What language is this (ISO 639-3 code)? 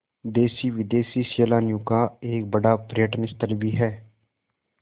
hin